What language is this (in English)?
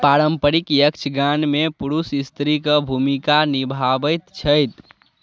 Maithili